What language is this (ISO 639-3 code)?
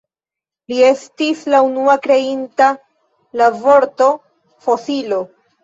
epo